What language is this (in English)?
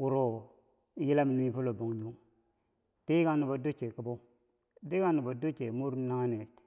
Bangwinji